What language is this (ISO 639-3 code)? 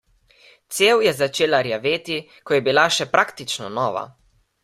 slv